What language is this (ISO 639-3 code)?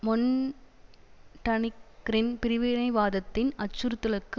tam